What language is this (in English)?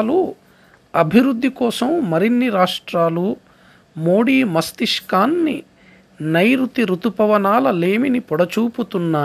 Telugu